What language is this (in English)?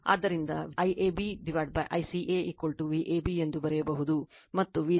Kannada